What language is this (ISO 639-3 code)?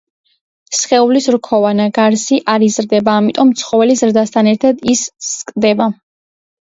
kat